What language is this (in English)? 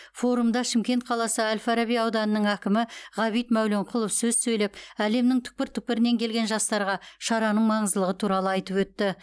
Kazakh